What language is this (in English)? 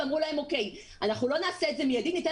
Hebrew